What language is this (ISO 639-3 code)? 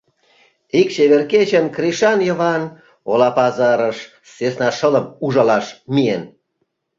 chm